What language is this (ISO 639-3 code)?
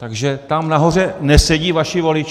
ces